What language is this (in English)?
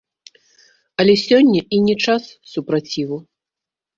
Belarusian